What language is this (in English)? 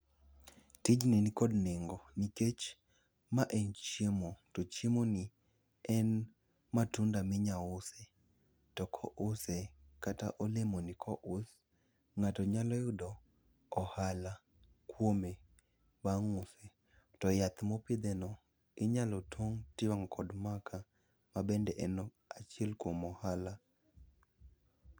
Luo (Kenya and Tanzania)